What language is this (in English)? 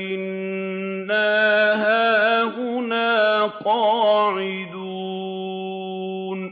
Arabic